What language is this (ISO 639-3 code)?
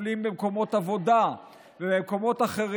heb